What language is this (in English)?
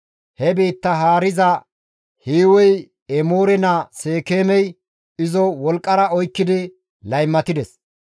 Gamo